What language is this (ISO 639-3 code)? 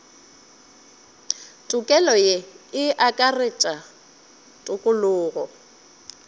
nso